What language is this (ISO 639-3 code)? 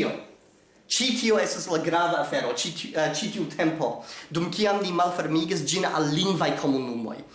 eng